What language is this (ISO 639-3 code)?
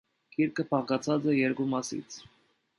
hye